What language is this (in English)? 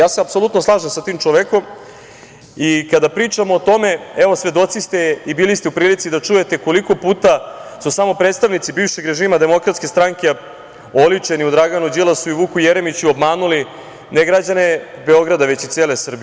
Serbian